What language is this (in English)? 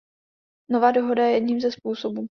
Czech